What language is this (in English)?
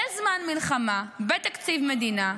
Hebrew